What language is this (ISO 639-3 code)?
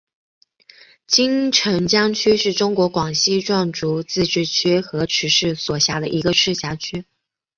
zho